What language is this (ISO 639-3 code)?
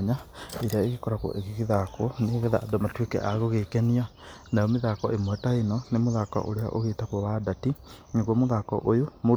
kik